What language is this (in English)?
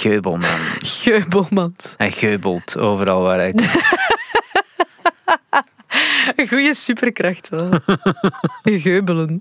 Dutch